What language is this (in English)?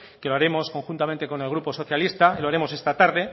Spanish